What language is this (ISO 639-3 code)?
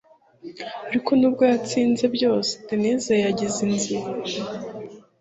kin